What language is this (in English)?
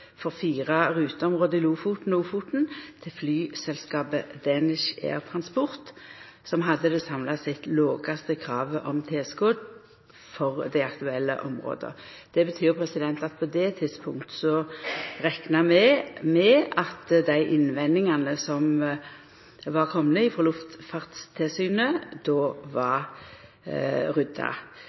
Norwegian Nynorsk